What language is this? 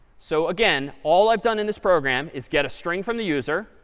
English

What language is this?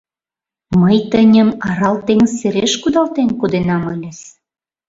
Mari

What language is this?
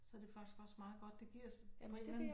Danish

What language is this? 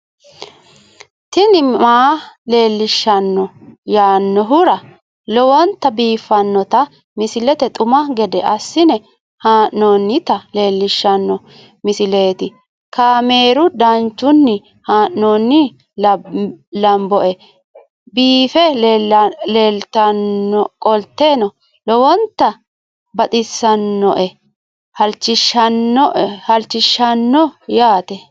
Sidamo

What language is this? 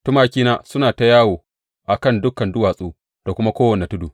Hausa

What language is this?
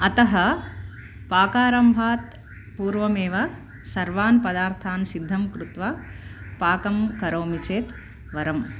Sanskrit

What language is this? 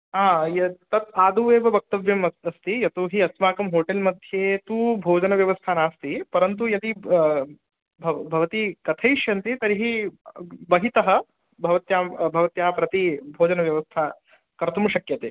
Sanskrit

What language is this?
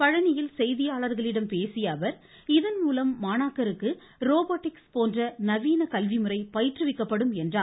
Tamil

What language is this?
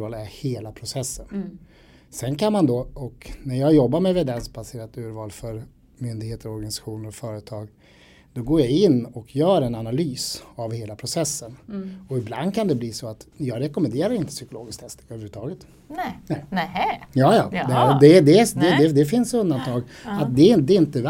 Swedish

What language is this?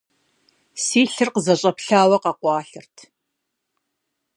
Kabardian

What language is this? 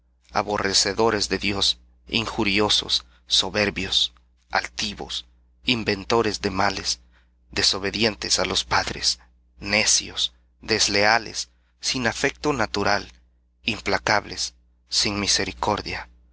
Spanish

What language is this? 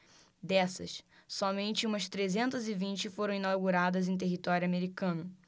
Portuguese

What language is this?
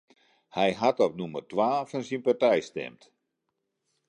Western Frisian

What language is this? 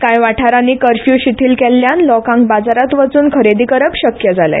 Konkani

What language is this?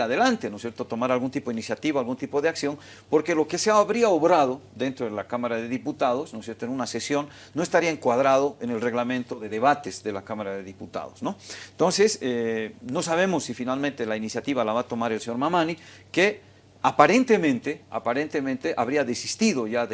Spanish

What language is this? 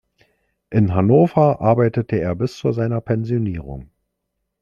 German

